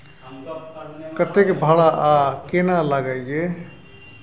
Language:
Maithili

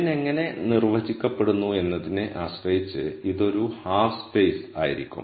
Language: Malayalam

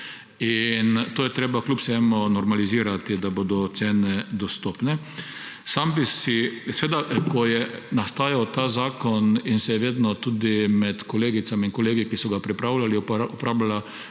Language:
Slovenian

